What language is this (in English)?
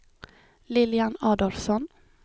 Swedish